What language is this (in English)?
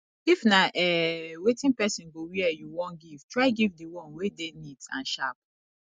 Nigerian Pidgin